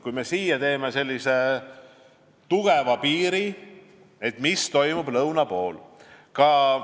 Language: Estonian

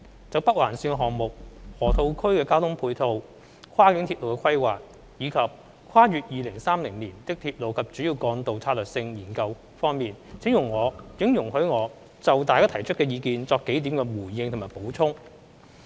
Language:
Cantonese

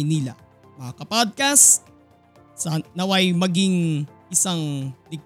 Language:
Filipino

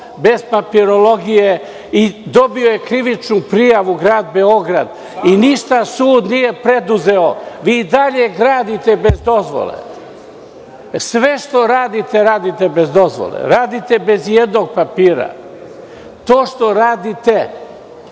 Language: Serbian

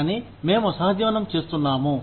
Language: Telugu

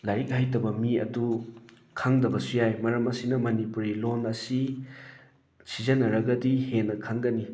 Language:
Manipuri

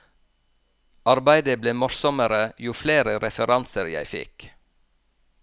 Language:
Norwegian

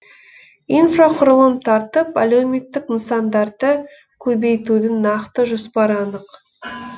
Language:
Kazakh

